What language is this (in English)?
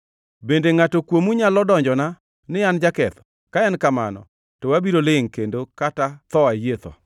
Luo (Kenya and Tanzania)